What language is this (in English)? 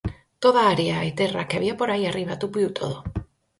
Galician